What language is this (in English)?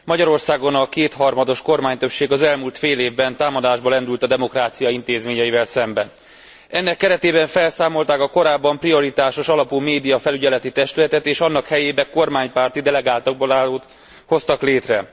Hungarian